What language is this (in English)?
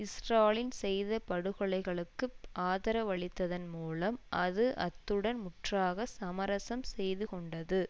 Tamil